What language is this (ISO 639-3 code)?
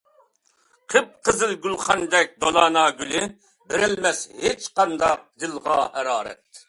uig